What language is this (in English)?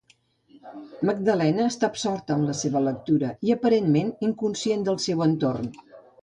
Catalan